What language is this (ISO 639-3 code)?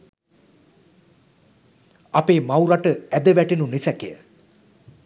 sin